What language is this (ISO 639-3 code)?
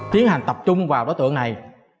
vie